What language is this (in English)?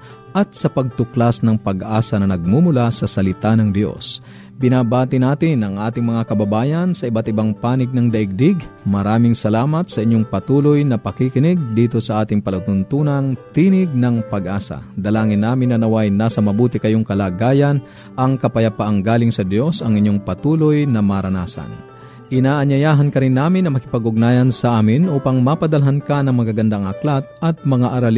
Filipino